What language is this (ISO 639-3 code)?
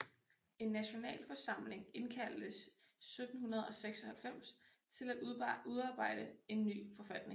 dan